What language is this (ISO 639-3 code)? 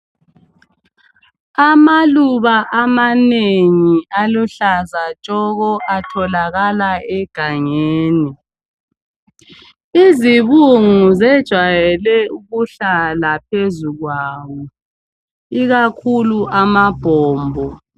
nde